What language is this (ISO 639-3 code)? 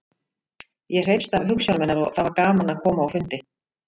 isl